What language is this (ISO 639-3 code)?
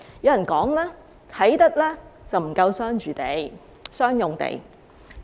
yue